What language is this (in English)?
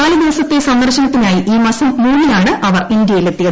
Malayalam